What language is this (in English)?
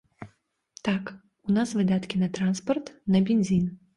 Belarusian